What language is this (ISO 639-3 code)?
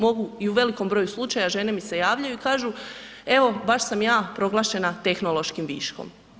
hrv